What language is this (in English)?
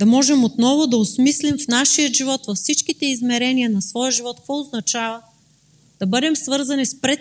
Bulgarian